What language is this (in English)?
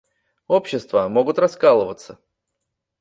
Russian